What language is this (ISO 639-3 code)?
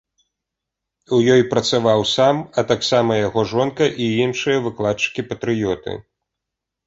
bel